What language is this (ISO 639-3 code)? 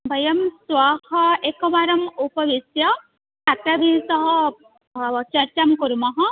san